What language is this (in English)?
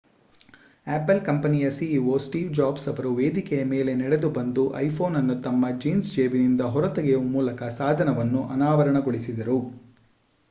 Kannada